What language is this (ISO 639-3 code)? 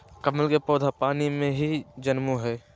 mag